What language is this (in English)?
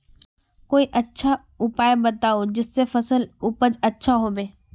Magahi